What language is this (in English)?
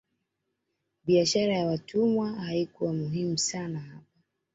Swahili